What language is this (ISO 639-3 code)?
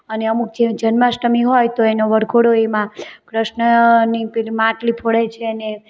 guj